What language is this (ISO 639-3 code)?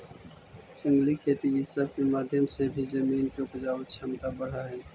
mag